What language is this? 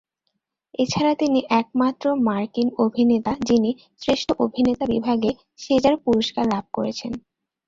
Bangla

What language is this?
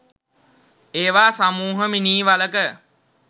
Sinhala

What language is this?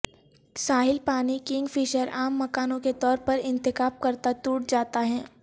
Urdu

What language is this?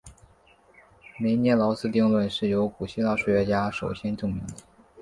Chinese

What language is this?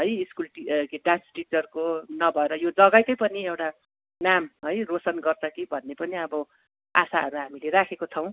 Nepali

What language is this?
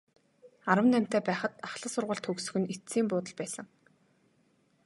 Mongolian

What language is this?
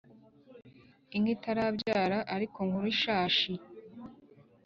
Kinyarwanda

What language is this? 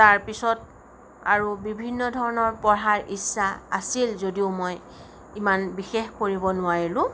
Assamese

